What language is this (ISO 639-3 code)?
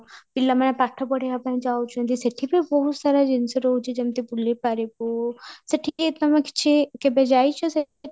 ori